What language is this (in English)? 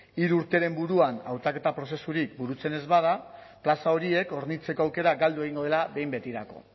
Basque